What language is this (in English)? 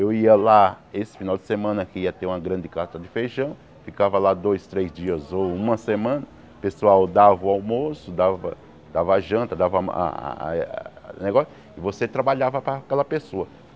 Portuguese